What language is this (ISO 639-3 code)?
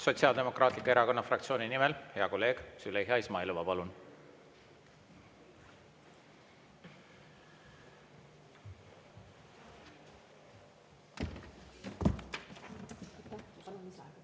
est